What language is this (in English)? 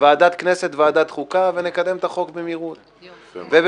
Hebrew